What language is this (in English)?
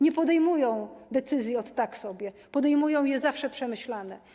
Polish